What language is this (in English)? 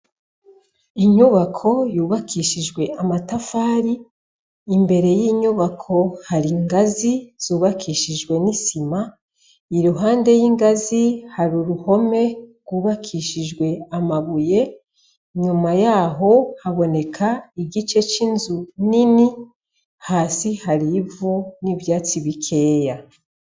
Rundi